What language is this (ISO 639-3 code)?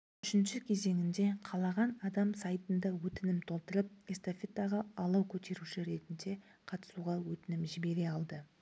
kaz